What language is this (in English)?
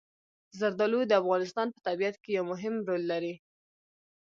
Pashto